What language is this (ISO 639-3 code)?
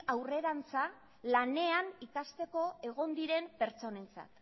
eus